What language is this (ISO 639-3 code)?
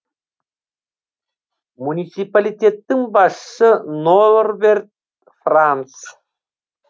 kaz